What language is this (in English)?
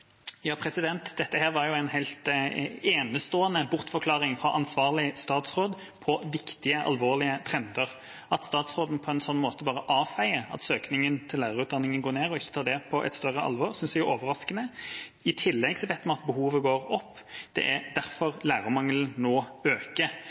Norwegian Bokmål